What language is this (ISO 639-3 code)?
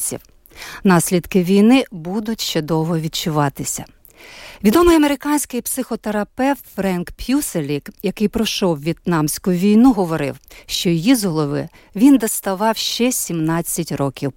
ukr